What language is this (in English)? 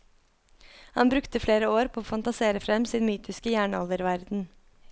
Norwegian